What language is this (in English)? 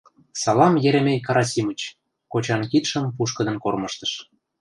Mari